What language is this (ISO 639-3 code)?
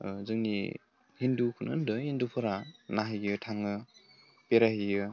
brx